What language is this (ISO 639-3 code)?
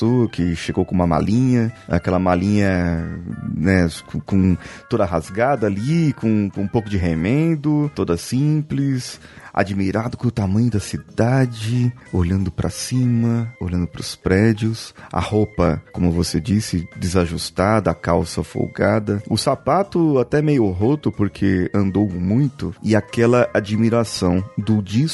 por